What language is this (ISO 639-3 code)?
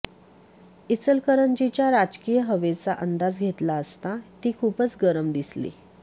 mar